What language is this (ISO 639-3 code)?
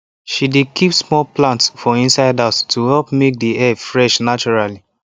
pcm